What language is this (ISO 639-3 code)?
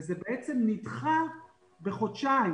heb